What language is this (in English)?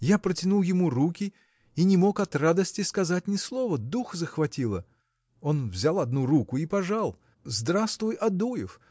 Russian